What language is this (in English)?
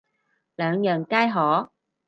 Cantonese